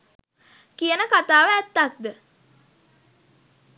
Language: Sinhala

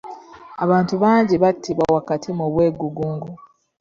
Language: Ganda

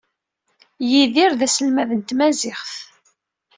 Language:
Kabyle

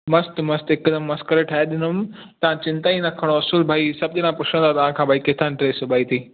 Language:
Sindhi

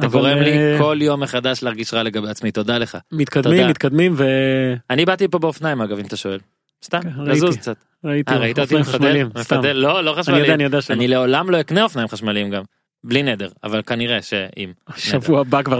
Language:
Hebrew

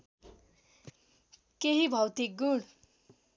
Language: Nepali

